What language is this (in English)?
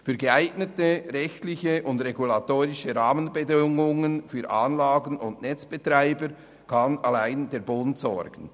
Swiss German